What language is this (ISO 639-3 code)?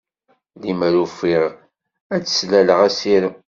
kab